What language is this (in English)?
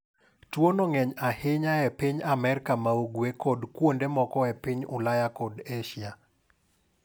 Luo (Kenya and Tanzania)